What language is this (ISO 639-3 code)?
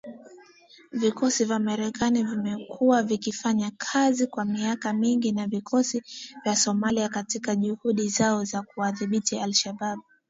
swa